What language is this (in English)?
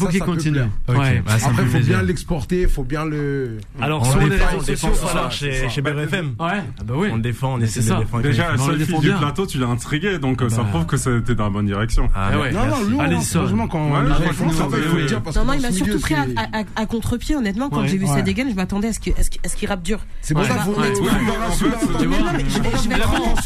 French